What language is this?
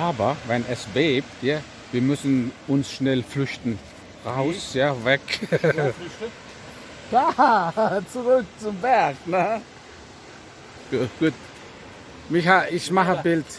German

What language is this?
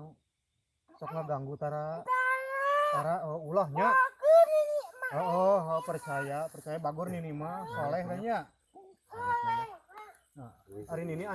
Indonesian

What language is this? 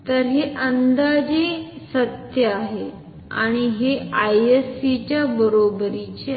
Marathi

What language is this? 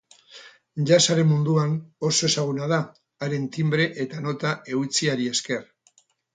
Basque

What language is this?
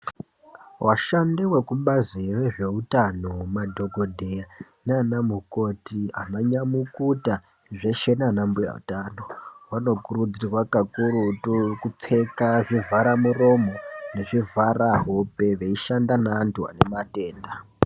Ndau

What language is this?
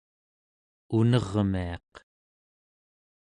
Central Yupik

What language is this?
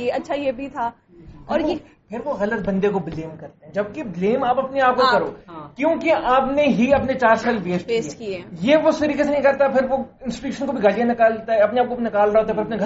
Urdu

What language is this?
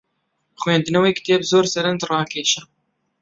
Central Kurdish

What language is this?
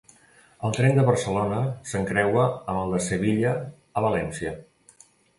Catalan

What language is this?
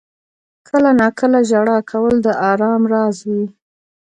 Pashto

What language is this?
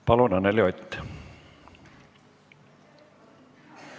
Estonian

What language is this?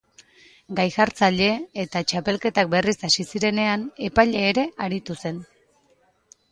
Basque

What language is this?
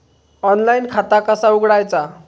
Marathi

